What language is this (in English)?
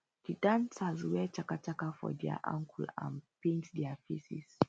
Nigerian Pidgin